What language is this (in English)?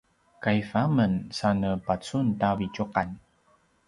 Paiwan